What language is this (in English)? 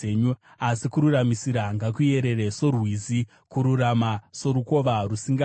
Shona